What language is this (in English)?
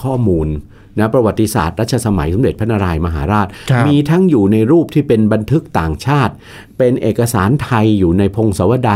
Thai